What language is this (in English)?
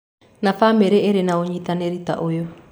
Kikuyu